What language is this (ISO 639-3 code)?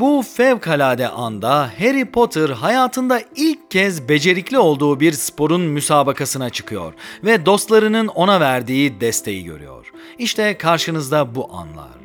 tur